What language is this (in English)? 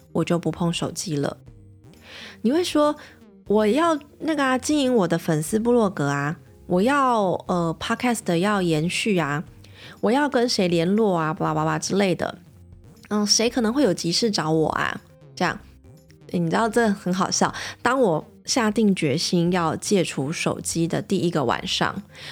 Chinese